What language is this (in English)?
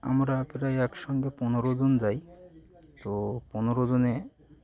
Bangla